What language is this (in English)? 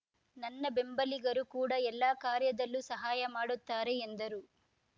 Kannada